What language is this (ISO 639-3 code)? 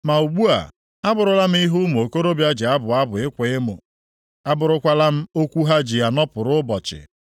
ibo